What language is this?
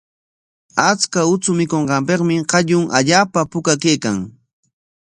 Corongo Ancash Quechua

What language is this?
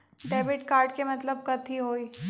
Magahi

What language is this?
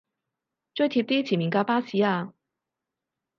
Cantonese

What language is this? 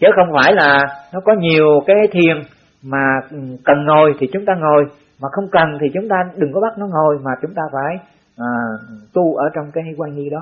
Vietnamese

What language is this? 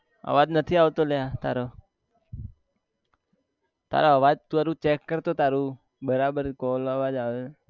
Gujarati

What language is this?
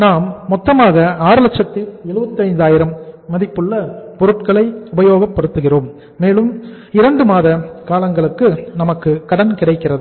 Tamil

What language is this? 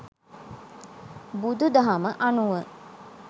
Sinhala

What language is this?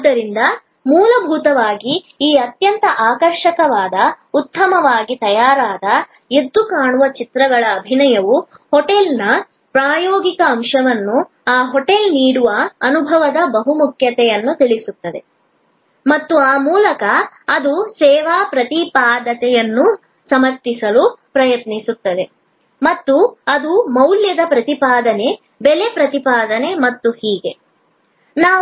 Kannada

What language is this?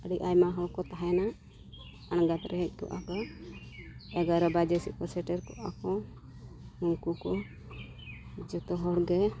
Santali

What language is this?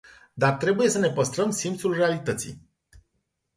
Romanian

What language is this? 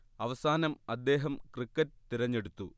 Malayalam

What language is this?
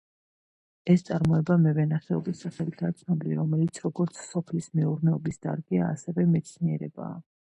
Georgian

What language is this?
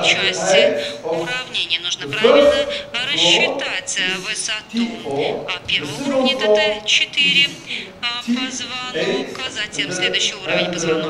Russian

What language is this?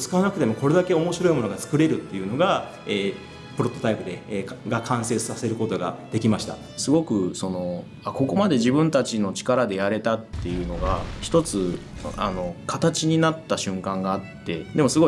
Japanese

